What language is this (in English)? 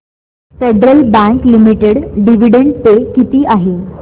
Marathi